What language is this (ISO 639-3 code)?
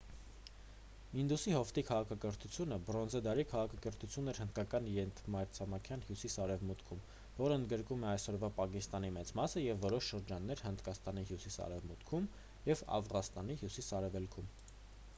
hye